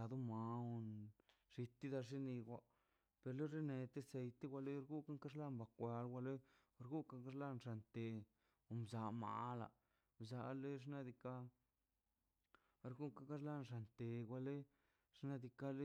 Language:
Mazaltepec Zapotec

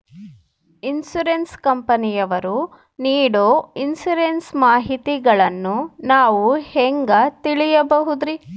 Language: Kannada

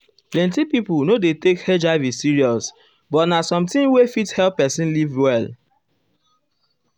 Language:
Nigerian Pidgin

